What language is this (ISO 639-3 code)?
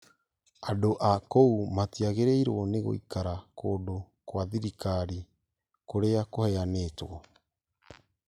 kik